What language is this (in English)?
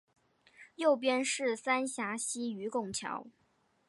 Chinese